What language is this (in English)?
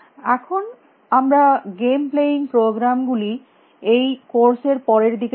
Bangla